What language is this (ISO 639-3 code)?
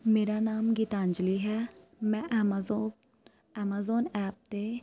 pan